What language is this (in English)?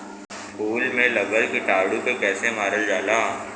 Bhojpuri